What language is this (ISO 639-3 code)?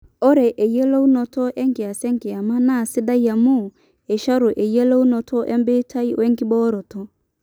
mas